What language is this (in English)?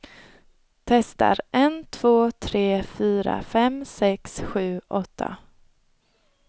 Swedish